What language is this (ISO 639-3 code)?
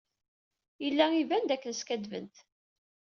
kab